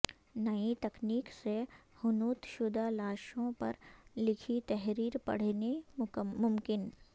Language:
Urdu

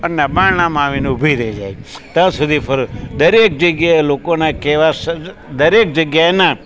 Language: Gujarati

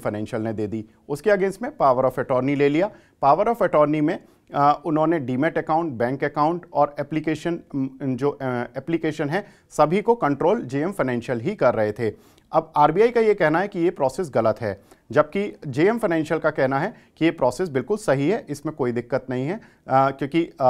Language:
Hindi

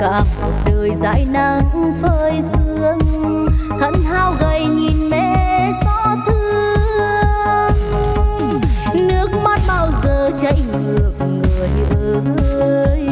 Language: Vietnamese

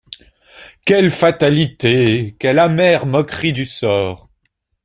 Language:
French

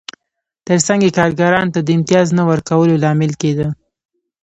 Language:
Pashto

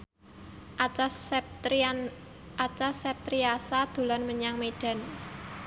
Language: Javanese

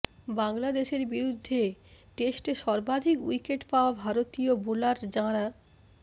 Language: Bangla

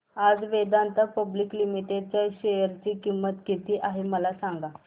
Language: Marathi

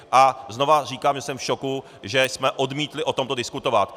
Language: Czech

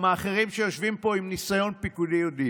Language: Hebrew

